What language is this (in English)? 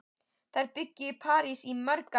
Icelandic